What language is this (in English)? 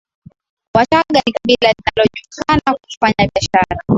Swahili